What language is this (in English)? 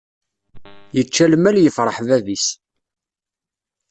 Kabyle